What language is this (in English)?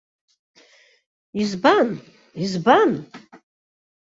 Abkhazian